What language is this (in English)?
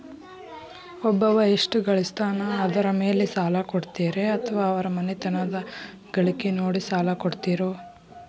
Kannada